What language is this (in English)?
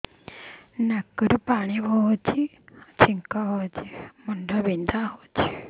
Odia